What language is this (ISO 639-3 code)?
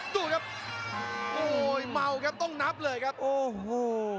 tha